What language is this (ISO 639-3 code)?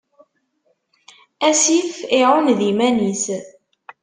kab